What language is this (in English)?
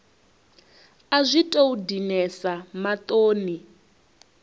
Venda